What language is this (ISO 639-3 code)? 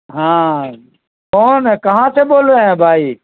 urd